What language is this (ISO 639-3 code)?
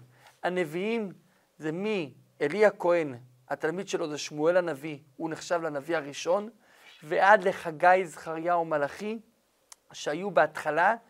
heb